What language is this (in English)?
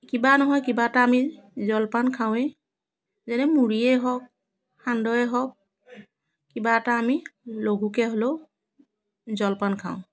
Assamese